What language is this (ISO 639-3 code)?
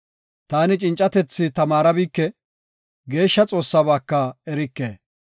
gof